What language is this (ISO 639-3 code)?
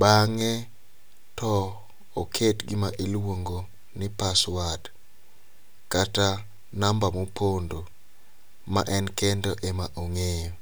luo